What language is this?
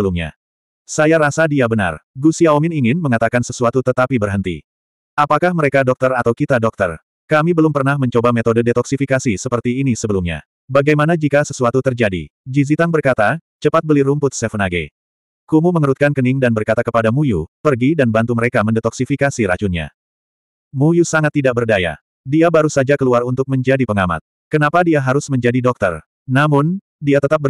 Indonesian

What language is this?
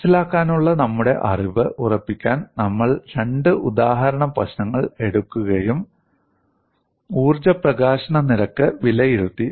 Malayalam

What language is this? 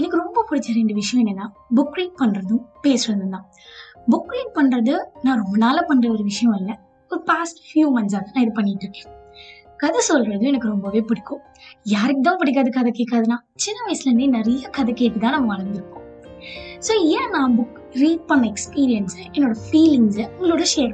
Tamil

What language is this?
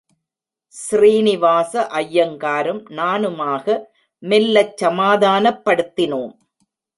Tamil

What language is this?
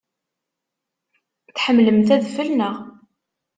Kabyle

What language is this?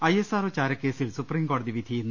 Malayalam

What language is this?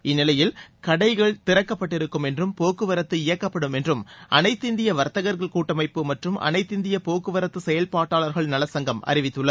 Tamil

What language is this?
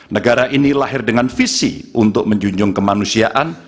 Indonesian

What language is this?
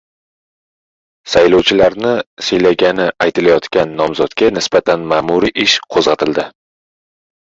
Uzbek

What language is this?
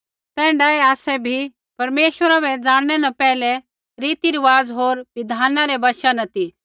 Kullu Pahari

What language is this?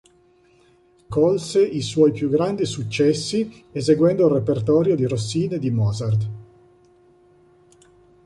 Italian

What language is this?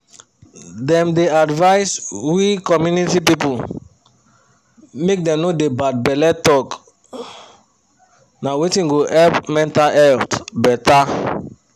Nigerian Pidgin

